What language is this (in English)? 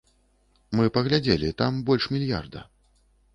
Belarusian